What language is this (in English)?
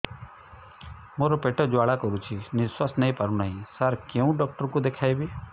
Odia